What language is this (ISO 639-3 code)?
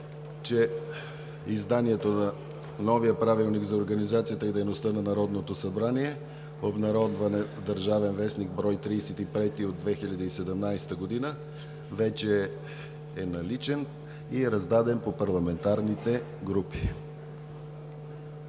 bul